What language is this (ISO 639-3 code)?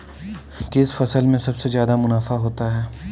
hin